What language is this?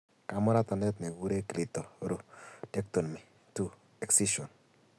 Kalenjin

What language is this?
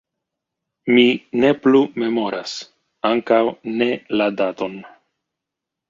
Esperanto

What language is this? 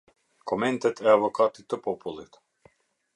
Albanian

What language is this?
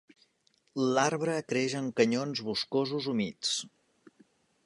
Catalan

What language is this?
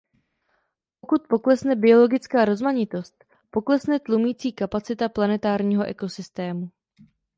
Czech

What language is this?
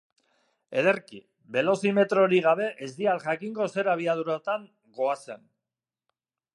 Basque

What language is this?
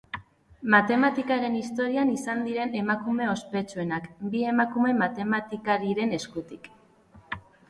Basque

